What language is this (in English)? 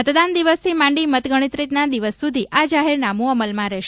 Gujarati